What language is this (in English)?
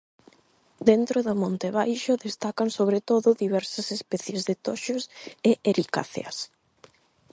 Galician